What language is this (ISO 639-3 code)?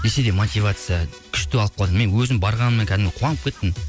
kaz